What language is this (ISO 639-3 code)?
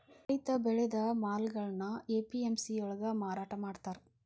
kan